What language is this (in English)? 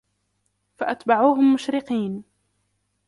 Arabic